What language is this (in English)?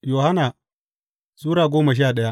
Hausa